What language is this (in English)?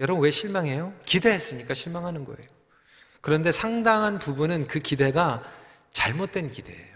Korean